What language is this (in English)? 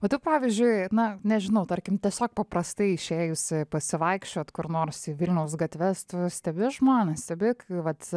Lithuanian